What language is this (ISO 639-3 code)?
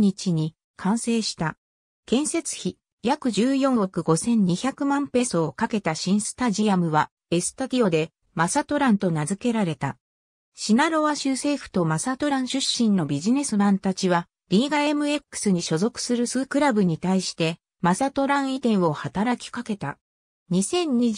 jpn